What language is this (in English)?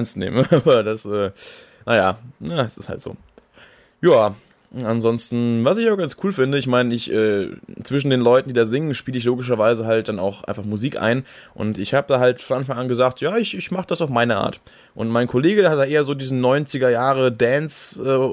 German